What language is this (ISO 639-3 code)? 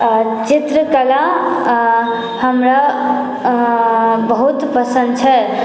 mai